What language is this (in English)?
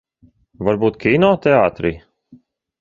Latvian